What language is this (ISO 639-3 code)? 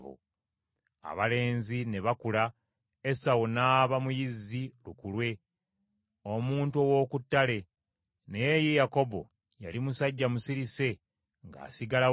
lug